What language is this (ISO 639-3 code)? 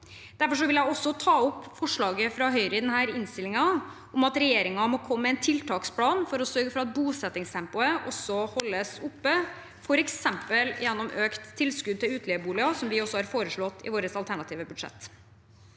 nor